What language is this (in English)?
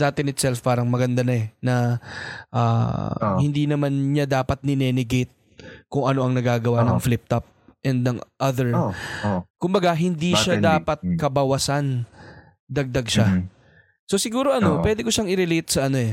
Filipino